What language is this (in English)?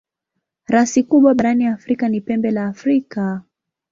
Swahili